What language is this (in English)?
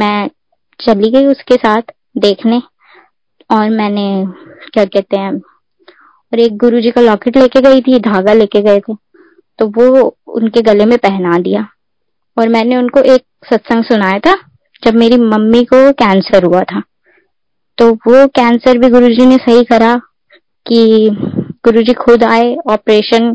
Hindi